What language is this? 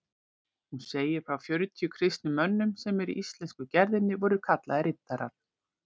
Icelandic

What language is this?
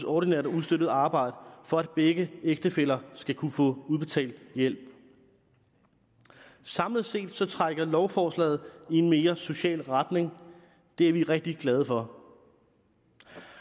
Danish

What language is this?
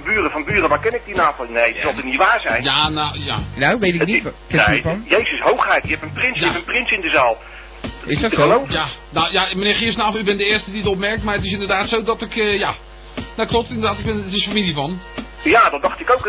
Dutch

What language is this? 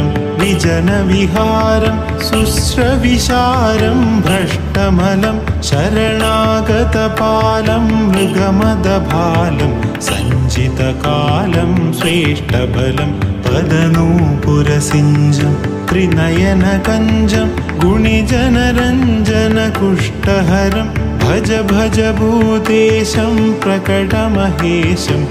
Malayalam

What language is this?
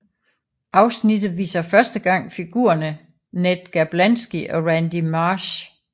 Danish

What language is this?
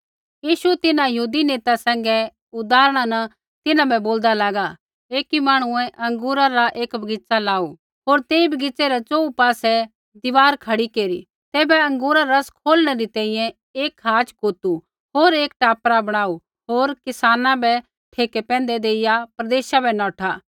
Kullu Pahari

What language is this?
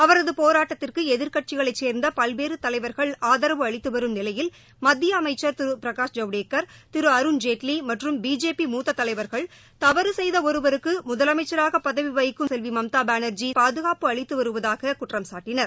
Tamil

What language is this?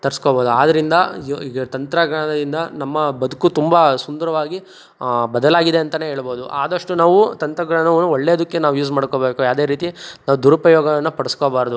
Kannada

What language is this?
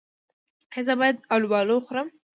Pashto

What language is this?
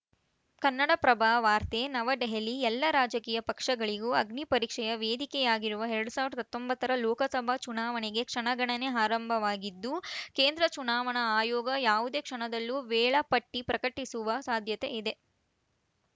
Kannada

